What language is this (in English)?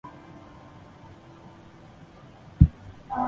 Chinese